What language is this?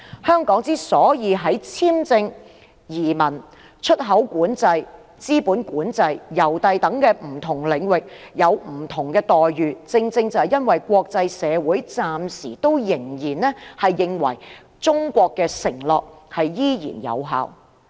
Cantonese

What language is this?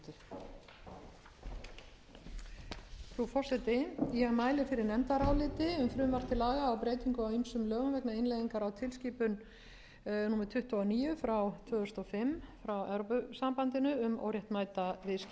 Icelandic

